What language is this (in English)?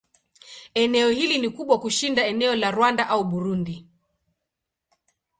Swahili